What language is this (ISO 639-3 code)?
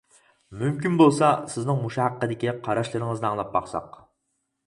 uig